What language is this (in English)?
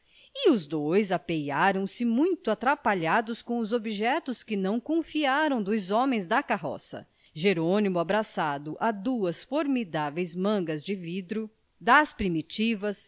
Portuguese